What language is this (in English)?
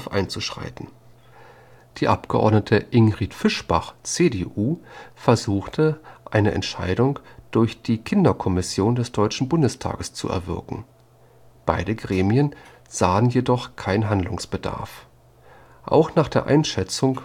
German